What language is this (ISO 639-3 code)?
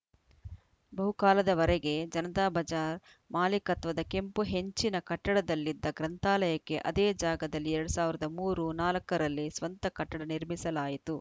kan